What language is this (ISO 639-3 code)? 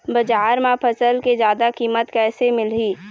hne